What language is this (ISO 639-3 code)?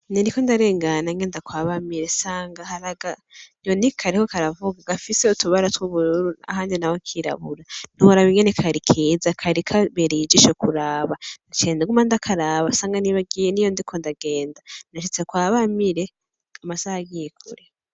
run